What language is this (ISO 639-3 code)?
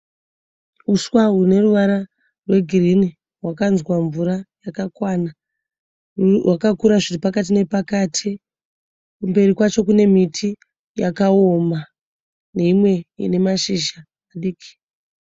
sna